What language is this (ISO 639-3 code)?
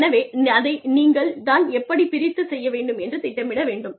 tam